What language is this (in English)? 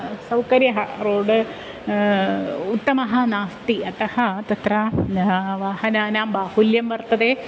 Sanskrit